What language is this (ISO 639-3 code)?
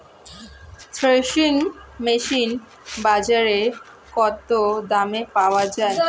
ben